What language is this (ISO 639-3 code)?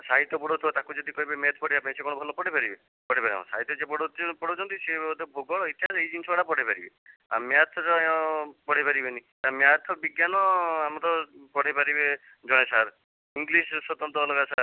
ori